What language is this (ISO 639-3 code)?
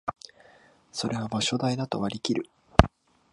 jpn